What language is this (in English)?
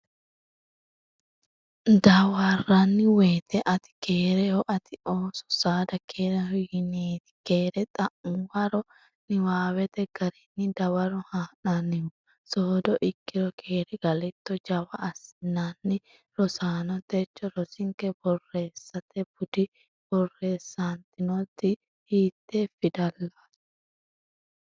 Sidamo